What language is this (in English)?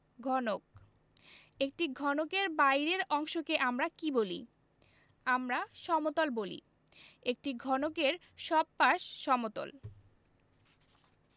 Bangla